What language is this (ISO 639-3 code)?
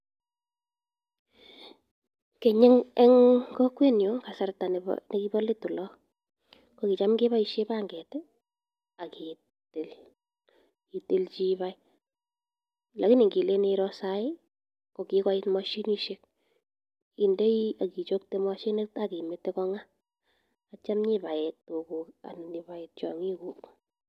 kln